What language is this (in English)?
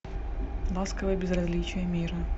Russian